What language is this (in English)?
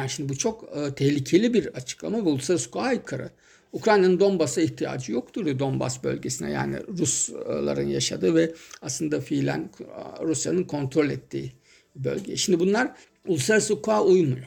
Turkish